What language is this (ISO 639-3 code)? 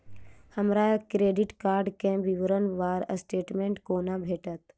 mai